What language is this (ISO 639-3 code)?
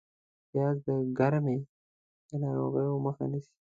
pus